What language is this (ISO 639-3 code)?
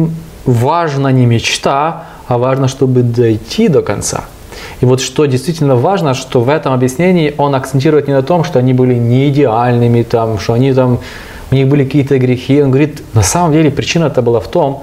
rus